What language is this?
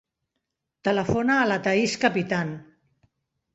Catalan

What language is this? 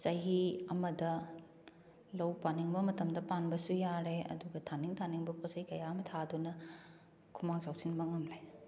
Manipuri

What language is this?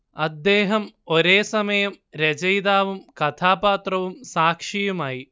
Malayalam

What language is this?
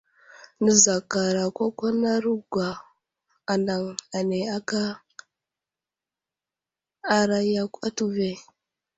Wuzlam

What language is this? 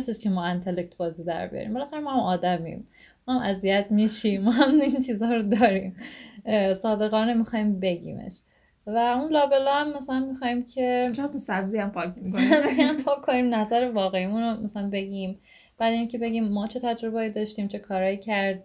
Persian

